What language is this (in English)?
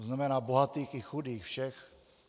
Czech